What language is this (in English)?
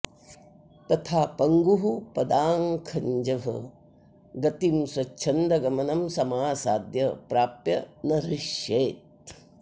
Sanskrit